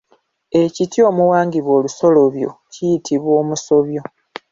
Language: Ganda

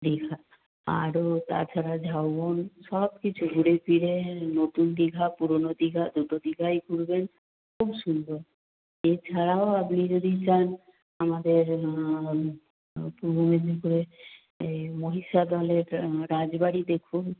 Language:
Bangla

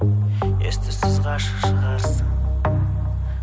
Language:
Kazakh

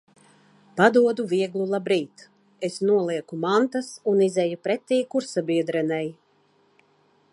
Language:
Latvian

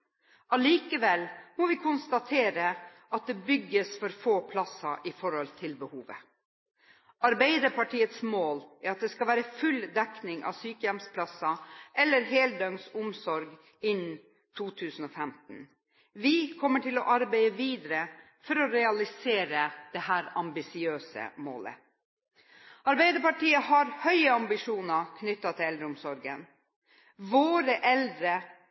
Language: Norwegian Bokmål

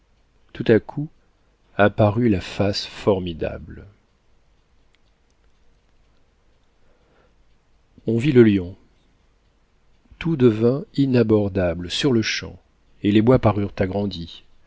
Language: French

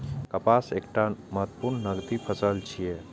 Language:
Maithili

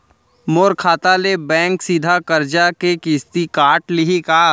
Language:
Chhattisgarhi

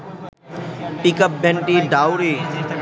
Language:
Bangla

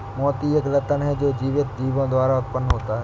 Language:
Hindi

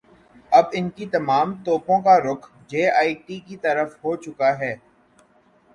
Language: Urdu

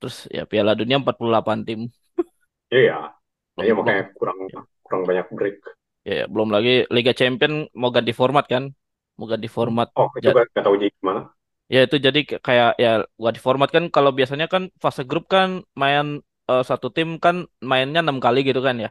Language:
Indonesian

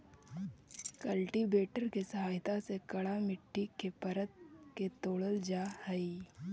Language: Magahi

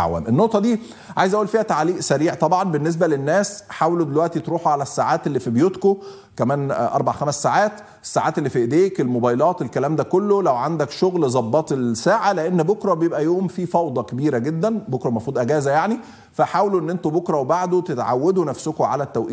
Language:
Arabic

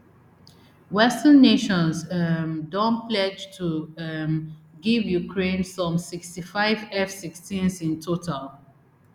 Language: Nigerian Pidgin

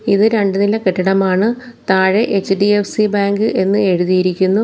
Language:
Malayalam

